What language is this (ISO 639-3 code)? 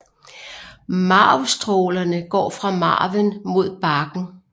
dan